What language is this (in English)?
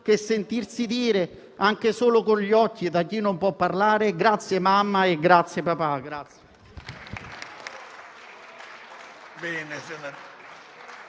Italian